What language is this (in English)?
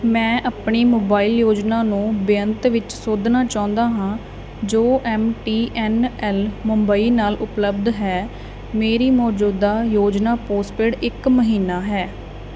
Punjabi